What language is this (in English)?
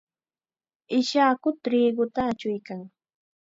Chiquián Ancash Quechua